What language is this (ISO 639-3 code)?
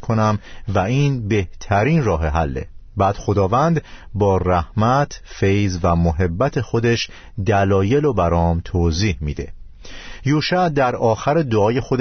fas